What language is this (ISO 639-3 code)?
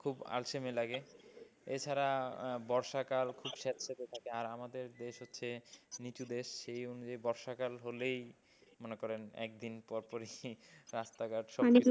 ben